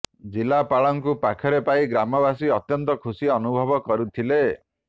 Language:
Odia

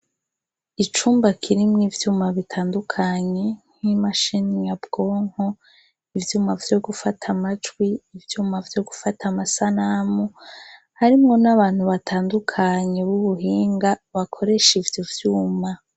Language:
Rundi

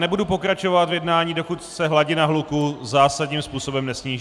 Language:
Czech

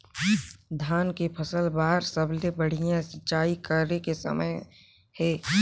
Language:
Chhattisgarhi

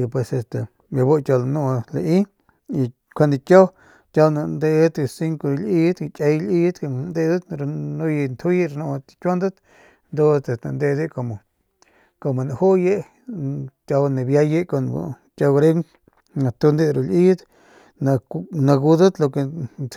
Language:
Northern Pame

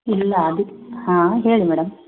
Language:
Kannada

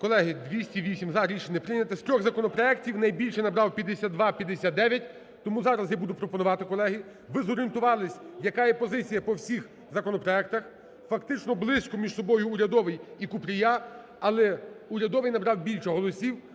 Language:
Ukrainian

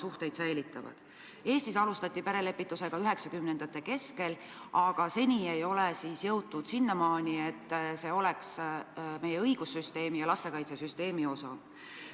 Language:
Estonian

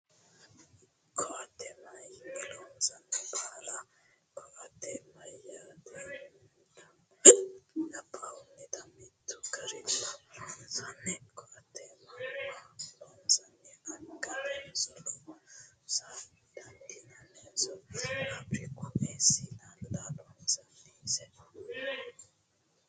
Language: Sidamo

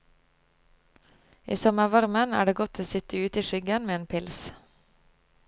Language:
Norwegian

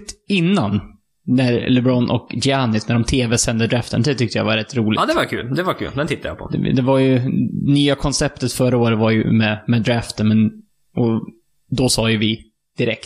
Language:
Swedish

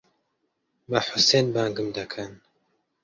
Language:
Central Kurdish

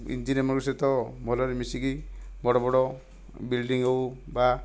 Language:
Odia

